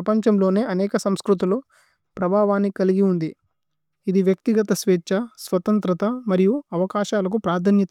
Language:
Tulu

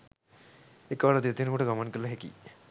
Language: Sinhala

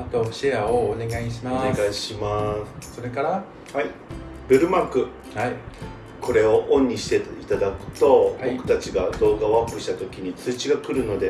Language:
Japanese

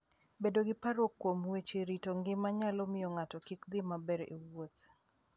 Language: Luo (Kenya and Tanzania)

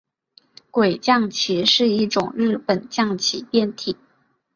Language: Chinese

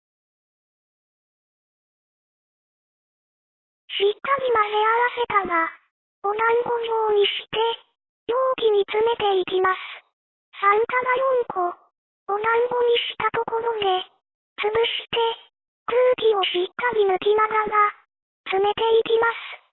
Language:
Japanese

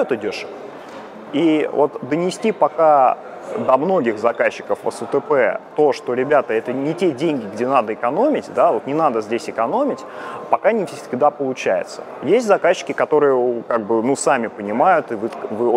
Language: Russian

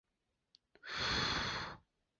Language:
Chinese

